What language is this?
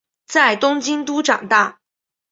Chinese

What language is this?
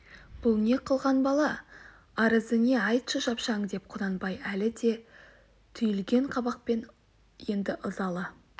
Kazakh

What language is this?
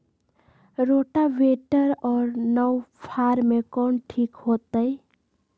Magahi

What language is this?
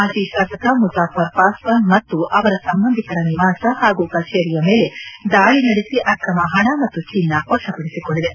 Kannada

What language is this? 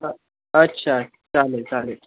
Marathi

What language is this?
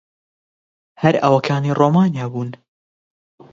Central Kurdish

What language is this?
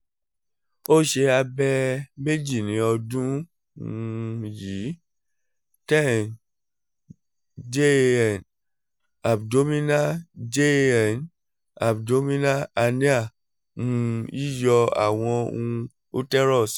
Yoruba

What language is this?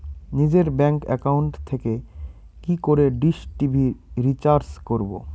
Bangla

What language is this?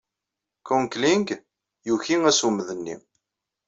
Kabyle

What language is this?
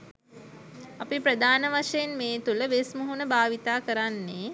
Sinhala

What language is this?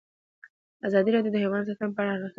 Pashto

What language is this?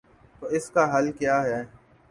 Urdu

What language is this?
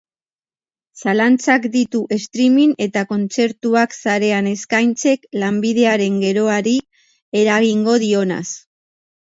Basque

